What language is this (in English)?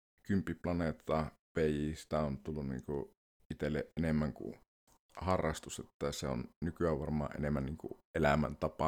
Finnish